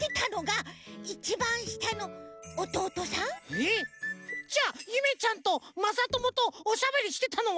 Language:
Japanese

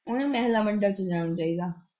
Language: Punjabi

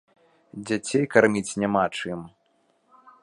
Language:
Belarusian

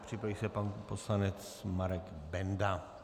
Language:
Czech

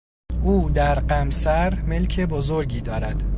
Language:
Persian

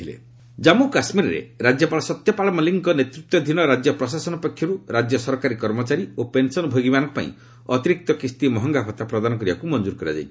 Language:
Odia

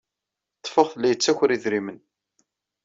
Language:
Kabyle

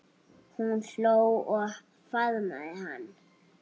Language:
Icelandic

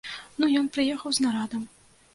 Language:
Belarusian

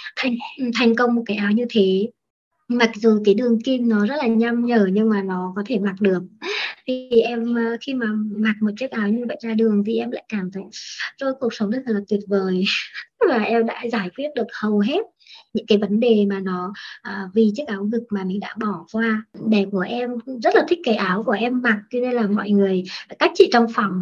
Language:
Vietnamese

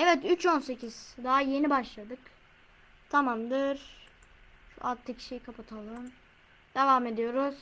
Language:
Turkish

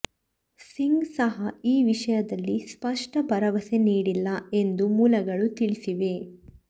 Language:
Kannada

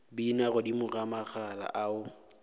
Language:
Northern Sotho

